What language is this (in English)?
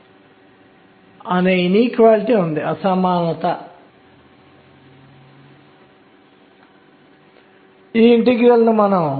Telugu